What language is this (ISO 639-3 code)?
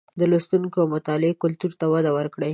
pus